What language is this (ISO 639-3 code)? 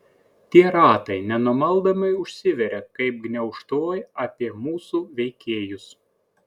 lit